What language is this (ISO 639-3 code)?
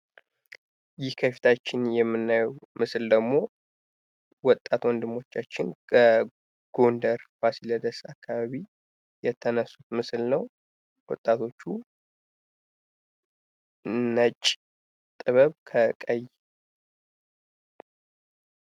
amh